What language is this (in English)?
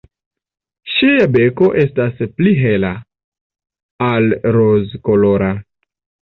Esperanto